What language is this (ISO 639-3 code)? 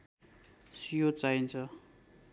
nep